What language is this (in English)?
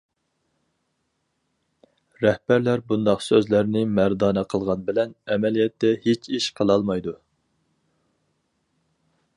Uyghur